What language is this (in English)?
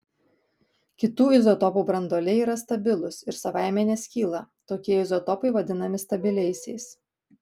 Lithuanian